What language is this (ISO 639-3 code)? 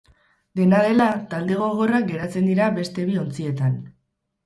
eus